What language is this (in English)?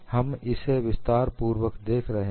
Hindi